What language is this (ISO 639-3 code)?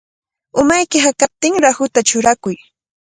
qvl